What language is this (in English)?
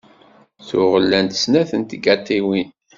Kabyle